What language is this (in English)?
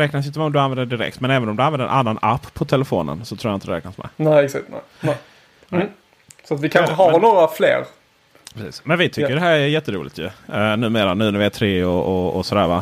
Swedish